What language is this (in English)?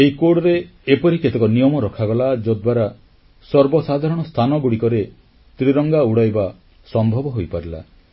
Odia